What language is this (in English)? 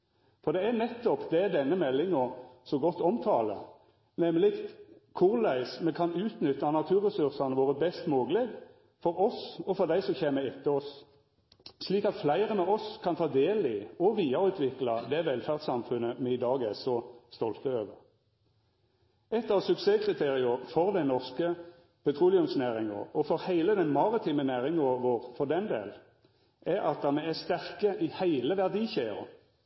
Norwegian Nynorsk